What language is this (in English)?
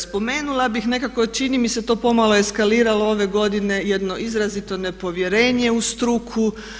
Croatian